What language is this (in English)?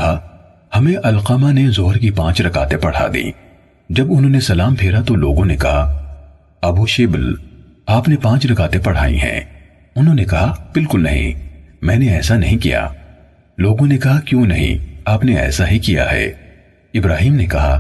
Urdu